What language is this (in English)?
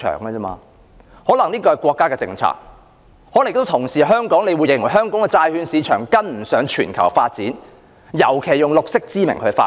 Cantonese